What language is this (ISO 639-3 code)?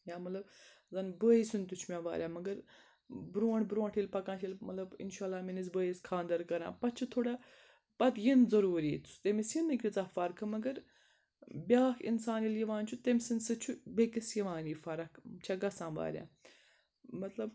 kas